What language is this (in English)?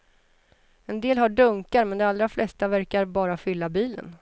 Swedish